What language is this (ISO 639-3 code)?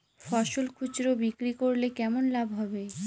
ben